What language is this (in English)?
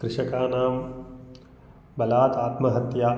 Sanskrit